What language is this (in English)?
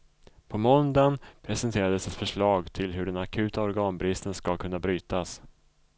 Swedish